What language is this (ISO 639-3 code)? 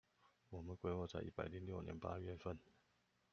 zho